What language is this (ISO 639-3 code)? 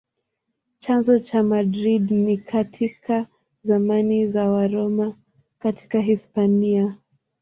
swa